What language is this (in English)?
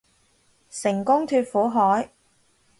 Cantonese